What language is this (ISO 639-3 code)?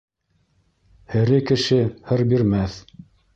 bak